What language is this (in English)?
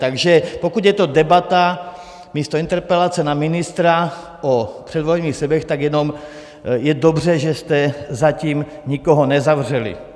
Czech